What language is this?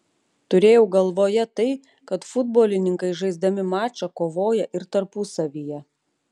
Lithuanian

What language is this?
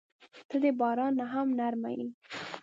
Pashto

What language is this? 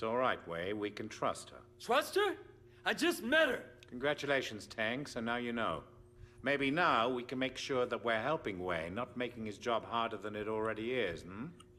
Polish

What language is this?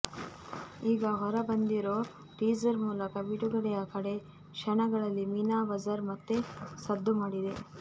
Kannada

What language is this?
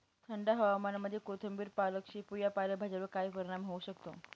Marathi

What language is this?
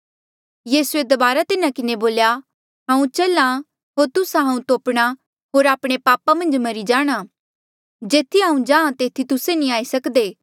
Mandeali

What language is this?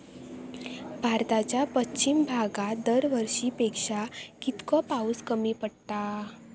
Marathi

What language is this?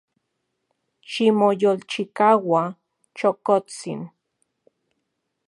Central Puebla Nahuatl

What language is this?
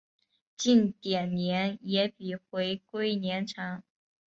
Chinese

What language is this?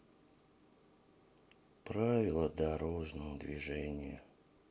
Russian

